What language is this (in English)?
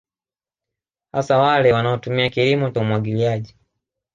Swahili